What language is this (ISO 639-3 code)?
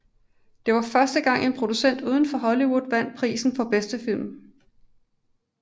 dan